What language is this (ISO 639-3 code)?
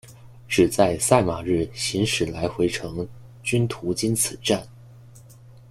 zho